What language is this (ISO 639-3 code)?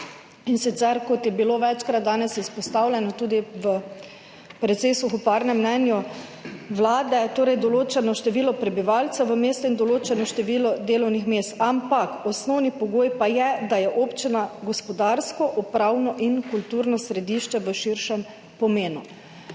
slv